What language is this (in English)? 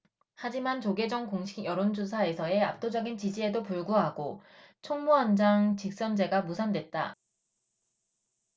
Korean